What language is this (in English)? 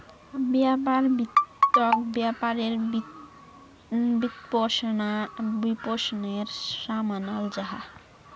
Magahi